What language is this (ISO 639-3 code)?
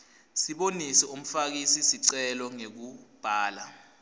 ssw